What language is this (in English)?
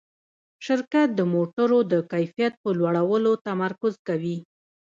Pashto